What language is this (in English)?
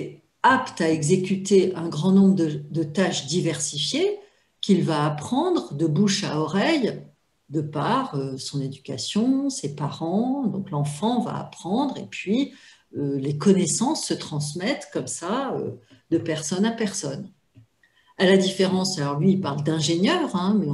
French